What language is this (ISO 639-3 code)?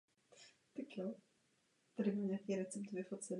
ces